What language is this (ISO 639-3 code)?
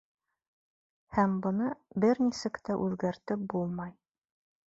bak